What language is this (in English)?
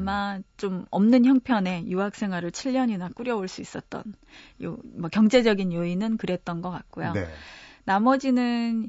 Korean